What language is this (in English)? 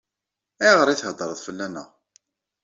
Kabyle